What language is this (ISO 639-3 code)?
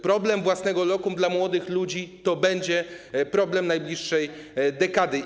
pol